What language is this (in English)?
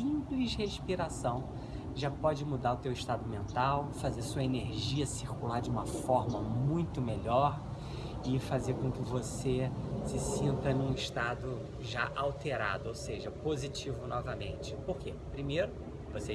Portuguese